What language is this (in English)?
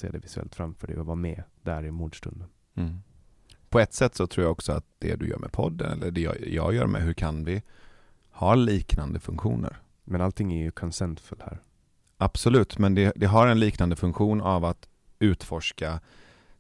Swedish